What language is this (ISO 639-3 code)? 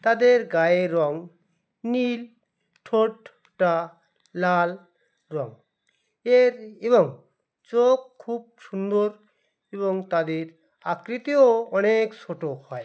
ben